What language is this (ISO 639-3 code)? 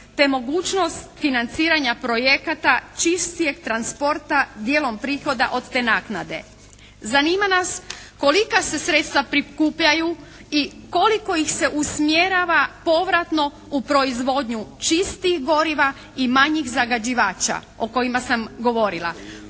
hrv